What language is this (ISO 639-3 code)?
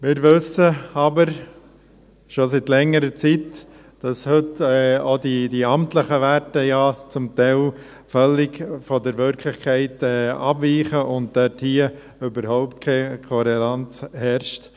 gsw